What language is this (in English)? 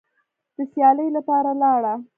Pashto